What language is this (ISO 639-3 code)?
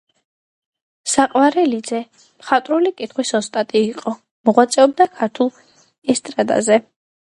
kat